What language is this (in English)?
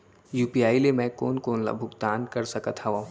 Chhattisgarhi